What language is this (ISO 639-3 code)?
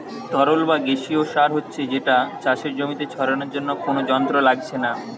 ben